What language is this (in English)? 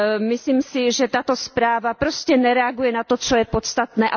Czech